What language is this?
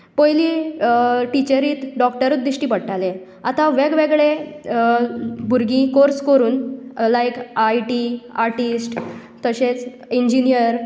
Konkani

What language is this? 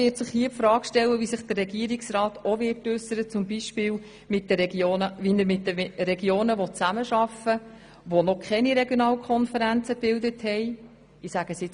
Swiss German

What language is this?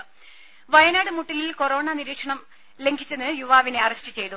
Malayalam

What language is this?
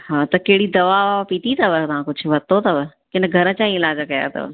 Sindhi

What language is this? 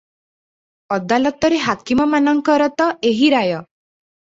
Odia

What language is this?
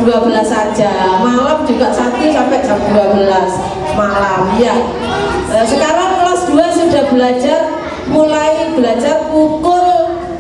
Indonesian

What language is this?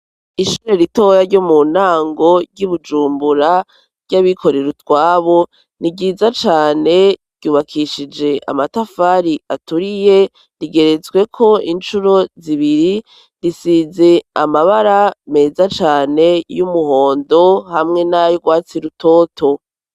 Rundi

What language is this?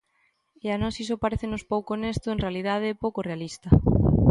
Galician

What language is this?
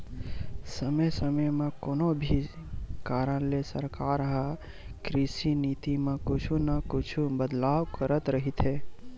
Chhattisgarhi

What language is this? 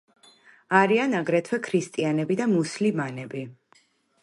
Georgian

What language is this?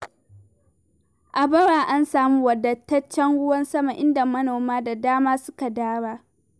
Hausa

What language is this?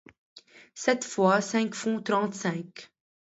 French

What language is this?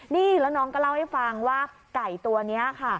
Thai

